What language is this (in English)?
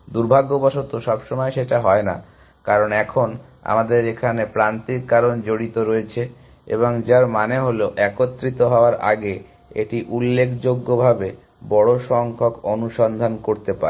Bangla